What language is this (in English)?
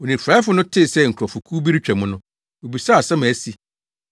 Akan